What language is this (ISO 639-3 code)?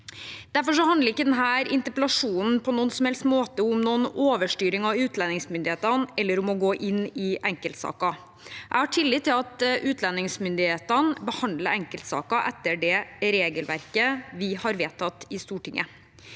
nor